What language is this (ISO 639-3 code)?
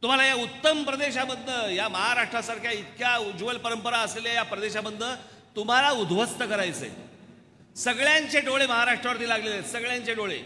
hin